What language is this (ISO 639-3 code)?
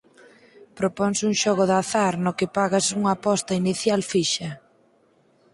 glg